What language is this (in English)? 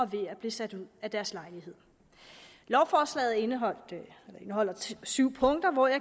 Danish